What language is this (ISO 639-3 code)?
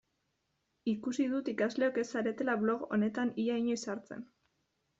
eus